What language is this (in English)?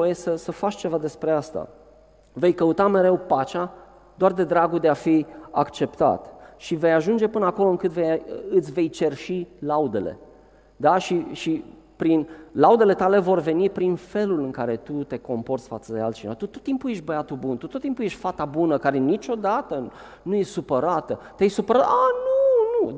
Romanian